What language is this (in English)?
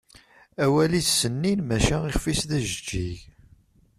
Kabyle